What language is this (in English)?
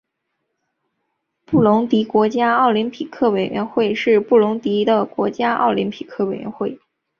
Chinese